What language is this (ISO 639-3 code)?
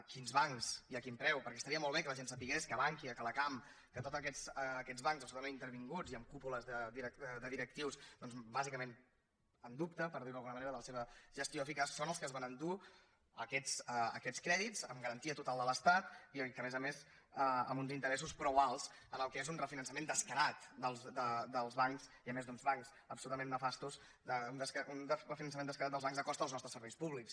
cat